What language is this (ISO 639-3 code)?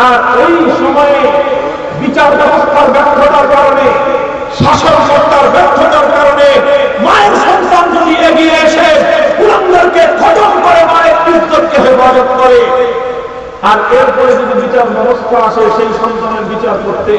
tur